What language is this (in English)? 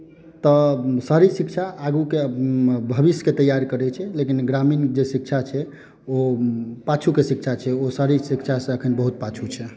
Maithili